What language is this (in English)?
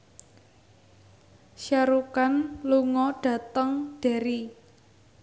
Javanese